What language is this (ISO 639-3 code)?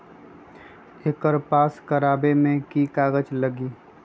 mag